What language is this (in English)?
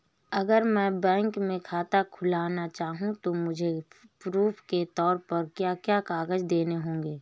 Hindi